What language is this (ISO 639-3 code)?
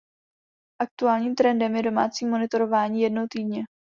ces